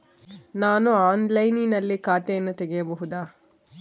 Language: Kannada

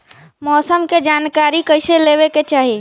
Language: Bhojpuri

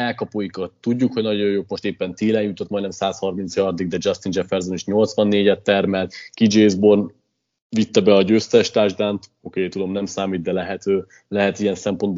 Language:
Hungarian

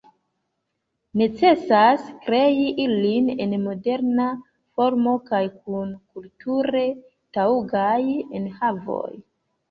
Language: Esperanto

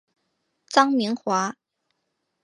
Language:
Chinese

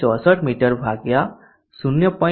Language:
Gujarati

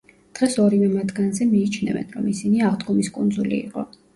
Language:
Georgian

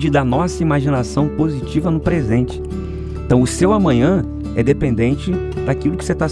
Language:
Portuguese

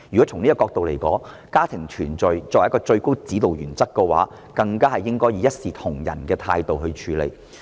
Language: Cantonese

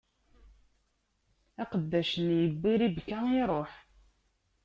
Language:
Kabyle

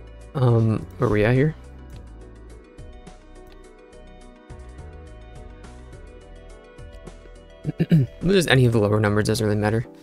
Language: English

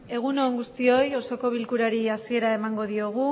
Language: Basque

